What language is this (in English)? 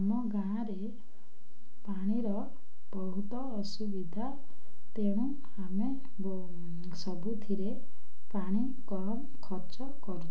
Odia